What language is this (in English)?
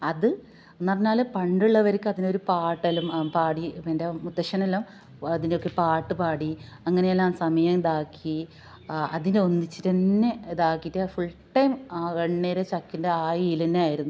Malayalam